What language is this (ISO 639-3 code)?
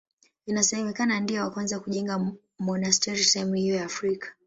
swa